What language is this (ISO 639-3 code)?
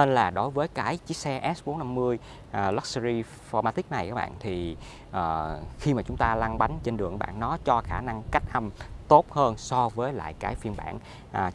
vie